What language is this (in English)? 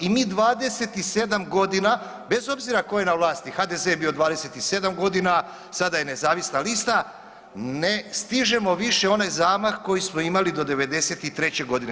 Croatian